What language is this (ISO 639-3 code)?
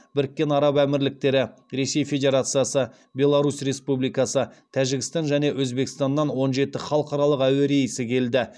kaz